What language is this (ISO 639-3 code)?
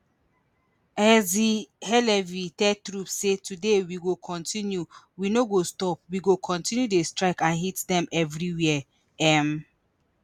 pcm